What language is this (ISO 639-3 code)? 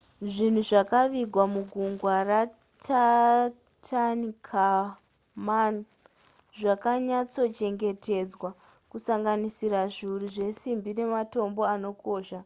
sna